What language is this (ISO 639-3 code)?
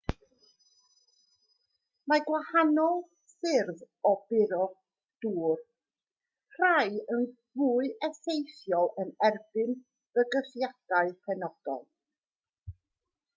cym